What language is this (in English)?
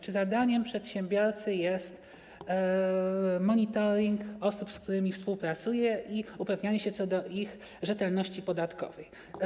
Polish